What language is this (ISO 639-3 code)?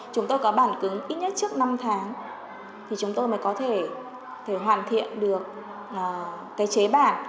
vie